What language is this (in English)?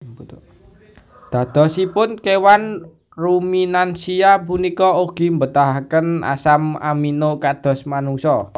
Javanese